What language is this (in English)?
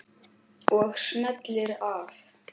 Icelandic